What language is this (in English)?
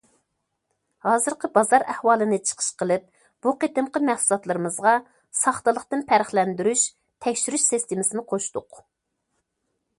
Uyghur